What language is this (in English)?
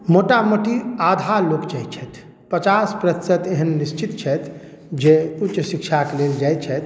Maithili